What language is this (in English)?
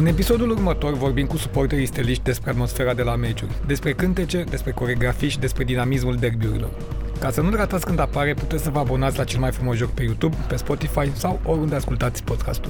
Romanian